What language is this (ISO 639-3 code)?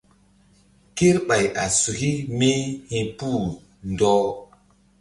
mdd